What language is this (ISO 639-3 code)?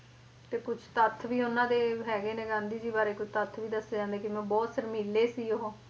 pan